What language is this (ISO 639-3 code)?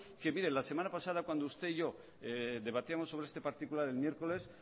spa